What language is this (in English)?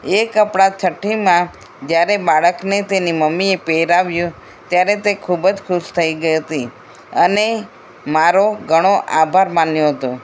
Gujarati